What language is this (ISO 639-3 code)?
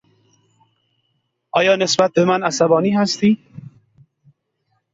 fas